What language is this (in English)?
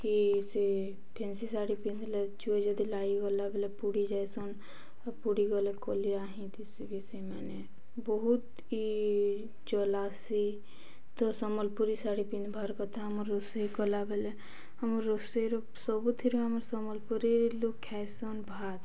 Odia